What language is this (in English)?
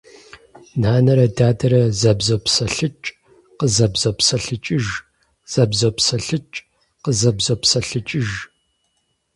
Kabardian